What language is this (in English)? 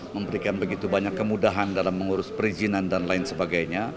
Indonesian